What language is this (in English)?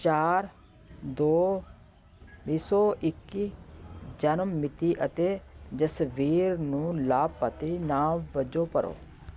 Punjabi